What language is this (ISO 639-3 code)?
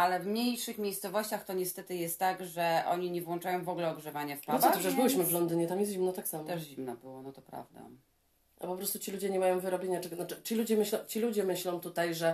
pol